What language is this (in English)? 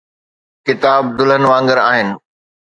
Sindhi